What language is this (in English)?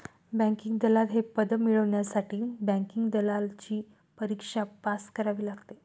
Marathi